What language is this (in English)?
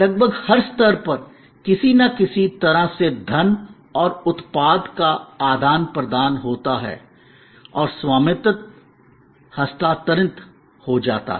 Hindi